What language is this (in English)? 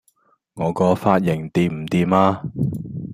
Cantonese